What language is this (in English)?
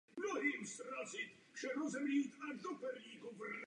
Czech